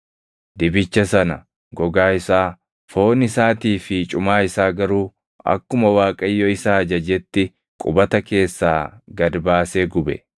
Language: Oromo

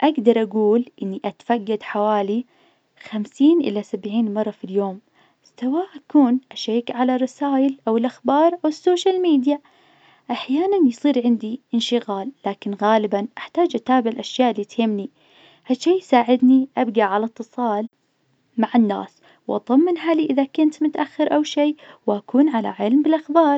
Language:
Najdi Arabic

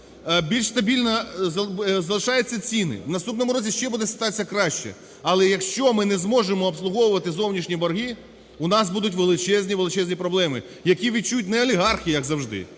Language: Ukrainian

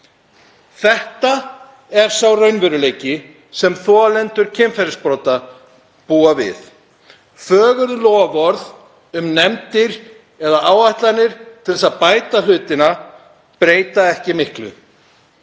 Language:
Icelandic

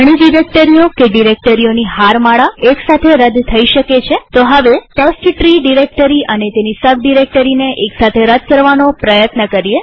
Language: Gujarati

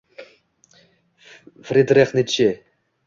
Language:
Uzbek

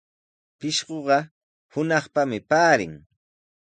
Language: Sihuas Ancash Quechua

